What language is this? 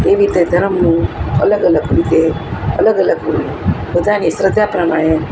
Gujarati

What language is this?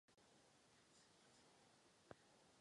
Czech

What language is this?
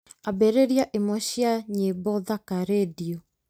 Kikuyu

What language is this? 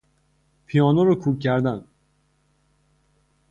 Persian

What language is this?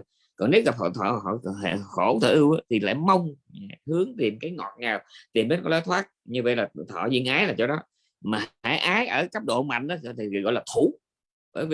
Vietnamese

